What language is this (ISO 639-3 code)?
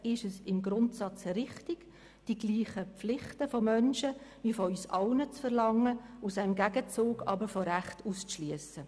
gsw